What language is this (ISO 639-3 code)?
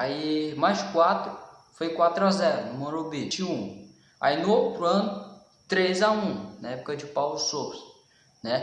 por